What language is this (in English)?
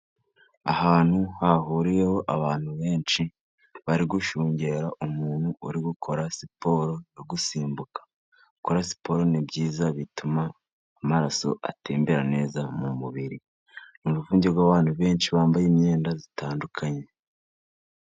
Kinyarwanda